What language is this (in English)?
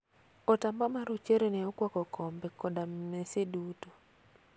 Luo (Kenya and Tanzania)